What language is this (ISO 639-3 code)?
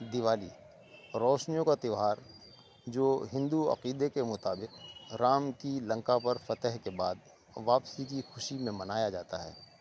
urd